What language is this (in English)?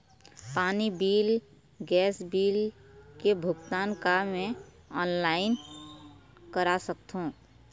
Chhattisgarhi